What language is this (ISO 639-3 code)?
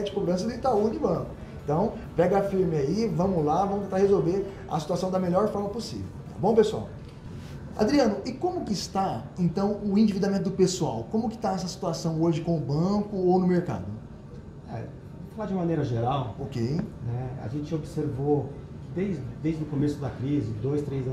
por